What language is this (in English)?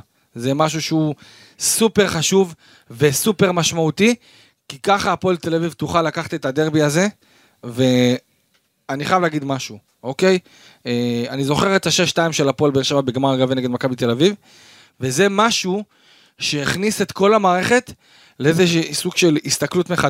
Hebrew